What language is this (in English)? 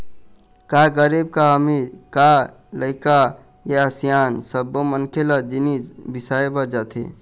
Chhattisgarhi